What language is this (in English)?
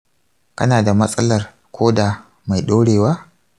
Hausa